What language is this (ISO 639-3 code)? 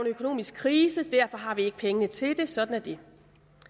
dan